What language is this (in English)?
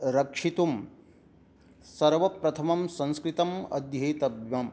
Sanskrit